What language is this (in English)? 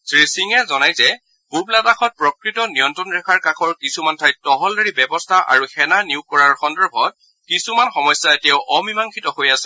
Assamese